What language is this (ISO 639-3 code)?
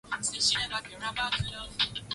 swa